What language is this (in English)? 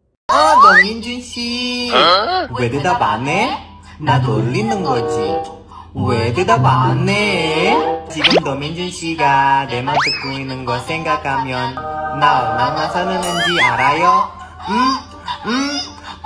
Korean